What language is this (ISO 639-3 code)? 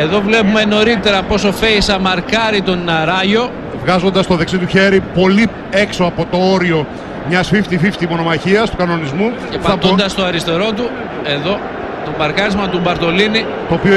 ell